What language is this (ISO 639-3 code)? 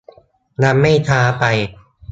tha